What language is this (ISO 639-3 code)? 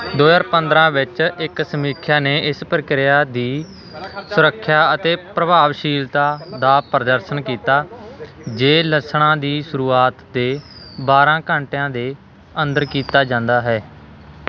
pan